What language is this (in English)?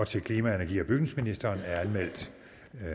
Danish